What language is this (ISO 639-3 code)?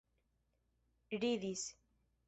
epo